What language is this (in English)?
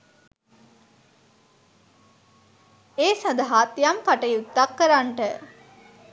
Sinhala